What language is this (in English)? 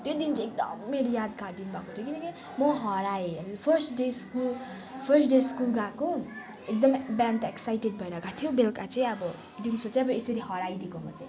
Nepali